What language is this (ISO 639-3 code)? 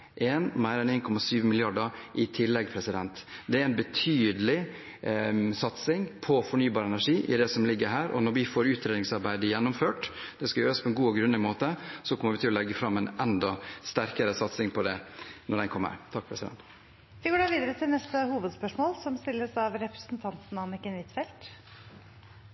nor